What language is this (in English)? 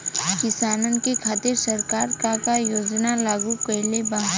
Bhojpuri